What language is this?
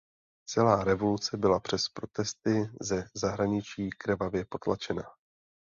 Czech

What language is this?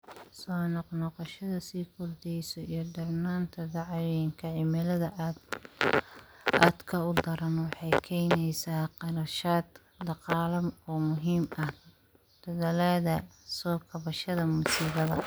Somali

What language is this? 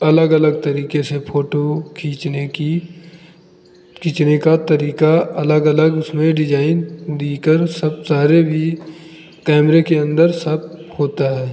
Hindi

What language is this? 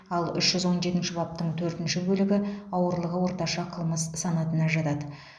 Kazakh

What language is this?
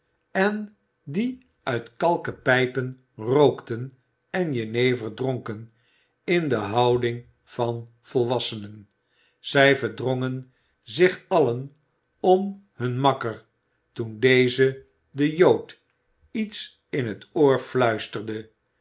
Dutch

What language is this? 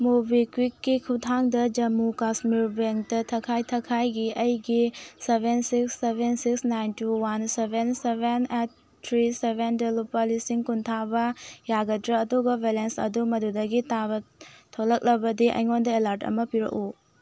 Manipuri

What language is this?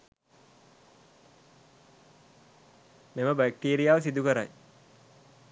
Sinhala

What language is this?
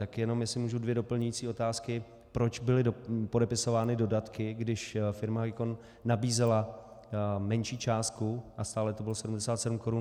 Czech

